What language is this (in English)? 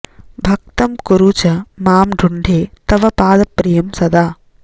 Sanskrit